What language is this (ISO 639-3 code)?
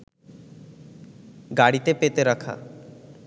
ben